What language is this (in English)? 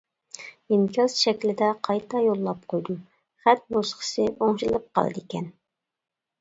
Uyghur